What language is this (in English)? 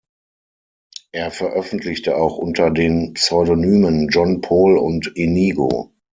German